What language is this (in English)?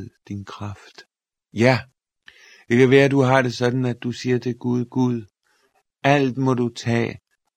Danish